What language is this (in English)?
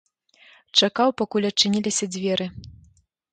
Belarusian